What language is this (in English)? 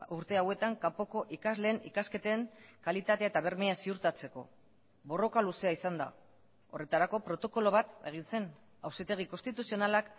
Basque